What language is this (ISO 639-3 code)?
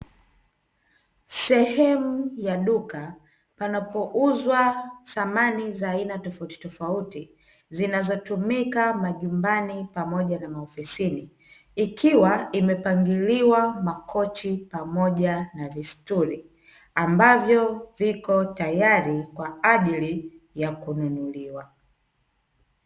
swa